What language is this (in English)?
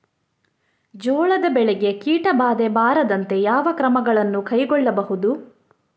Kannada